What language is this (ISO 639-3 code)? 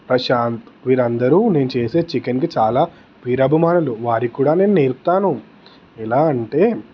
tel